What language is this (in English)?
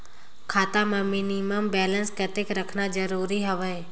Chhattisgarhi